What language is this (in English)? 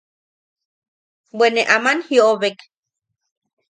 Yaqui